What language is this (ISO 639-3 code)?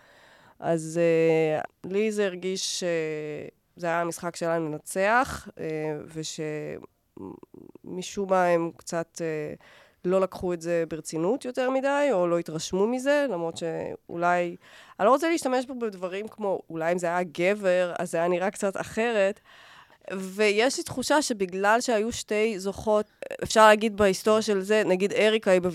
heb